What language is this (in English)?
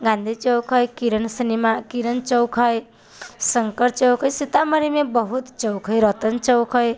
Maithili